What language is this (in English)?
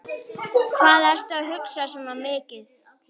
Icelandic